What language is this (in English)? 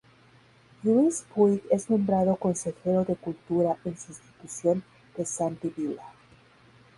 Spanish